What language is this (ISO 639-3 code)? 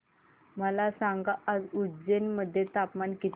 mar